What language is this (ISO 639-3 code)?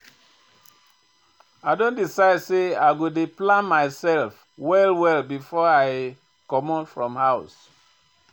pcm